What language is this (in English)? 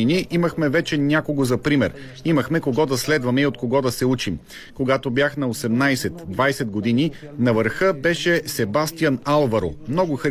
Bulgarian